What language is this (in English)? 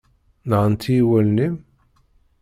Kabyle